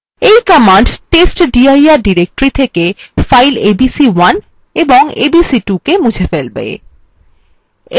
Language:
Bangla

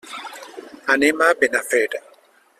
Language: Catalan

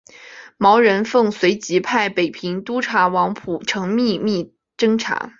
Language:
Chinese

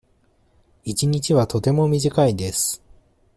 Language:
Japanese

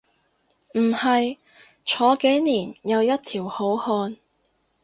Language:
Cantonese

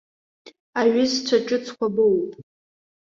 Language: Abkhazian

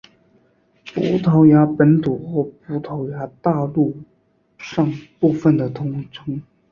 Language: Chinese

